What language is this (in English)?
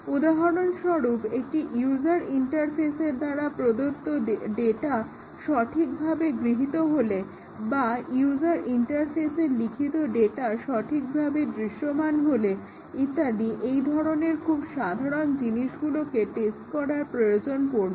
Bangla